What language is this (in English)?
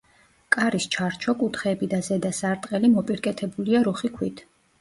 Georgian